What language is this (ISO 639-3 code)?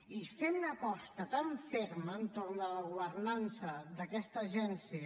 cat